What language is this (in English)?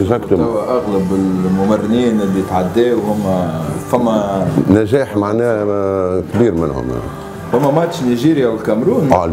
Arabic